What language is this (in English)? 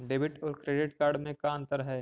Magahi